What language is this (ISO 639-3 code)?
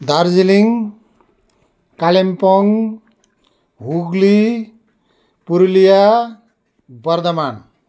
nep